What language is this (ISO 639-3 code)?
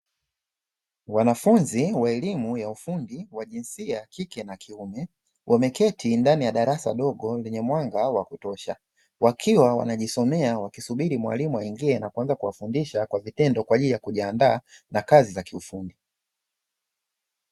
swa